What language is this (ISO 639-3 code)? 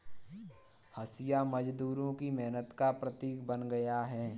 hin